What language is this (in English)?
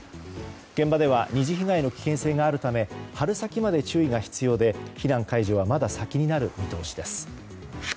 Japanese